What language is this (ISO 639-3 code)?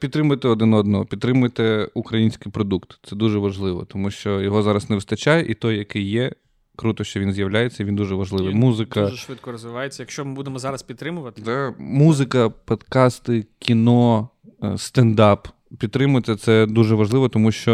ukr